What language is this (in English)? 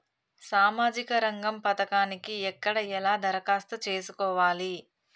Telugu